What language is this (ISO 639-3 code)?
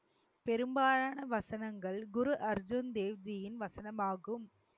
tam